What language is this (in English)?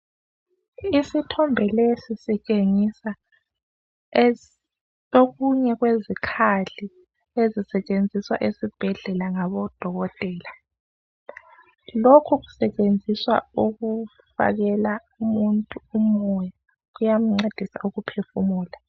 North Ndebele